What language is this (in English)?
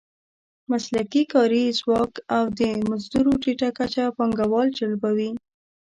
Pashto